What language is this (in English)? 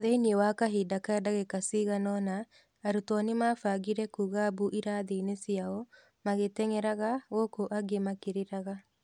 Kikuyu